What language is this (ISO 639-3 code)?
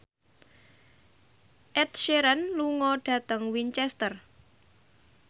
jav